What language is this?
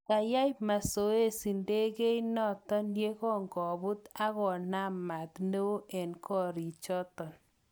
Kalenjin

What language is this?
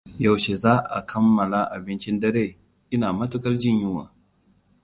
Hausa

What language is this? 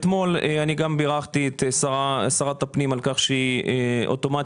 Hebrew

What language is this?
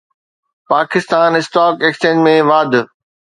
Sindhi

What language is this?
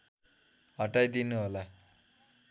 Nepali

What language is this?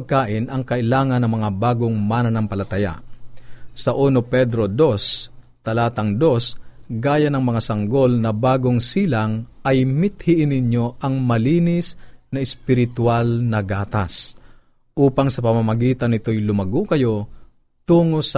Filipino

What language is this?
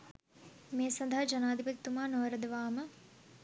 Sinhala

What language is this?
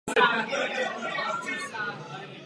Czech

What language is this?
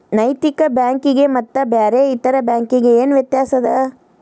Kannada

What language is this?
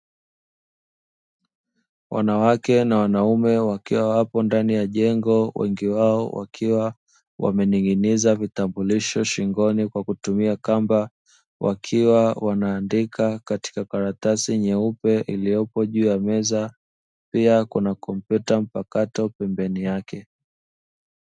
Swahili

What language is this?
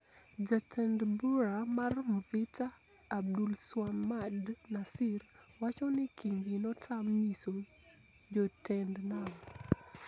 Luo (Kenya and Tanzania)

